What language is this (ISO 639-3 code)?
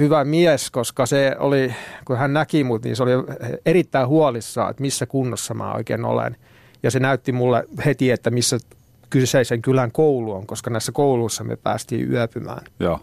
fin